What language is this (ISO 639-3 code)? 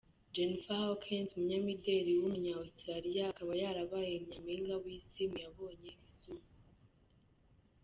kin